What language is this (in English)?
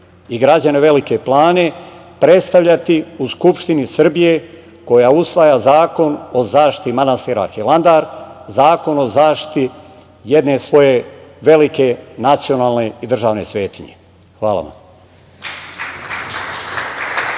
Serbian